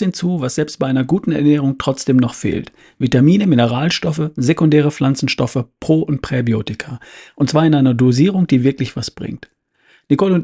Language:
German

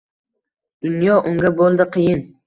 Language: Uzbek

